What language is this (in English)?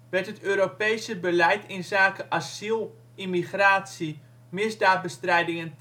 Dutch